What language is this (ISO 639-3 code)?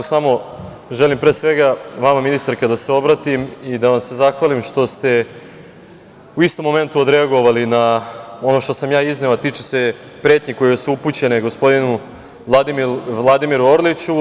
srp